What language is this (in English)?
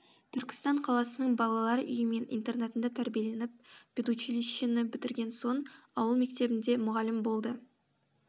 Kazakh